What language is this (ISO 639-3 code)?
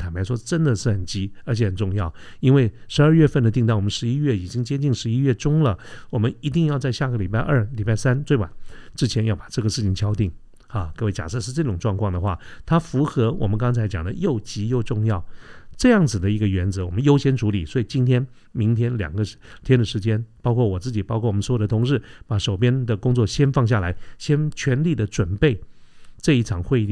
zho